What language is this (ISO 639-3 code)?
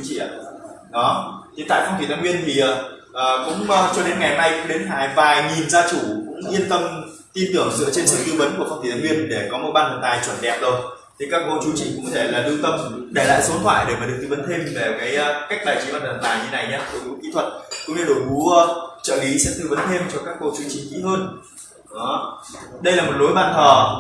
vie